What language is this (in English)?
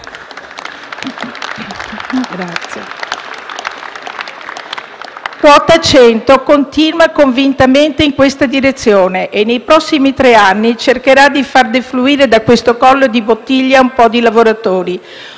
Italian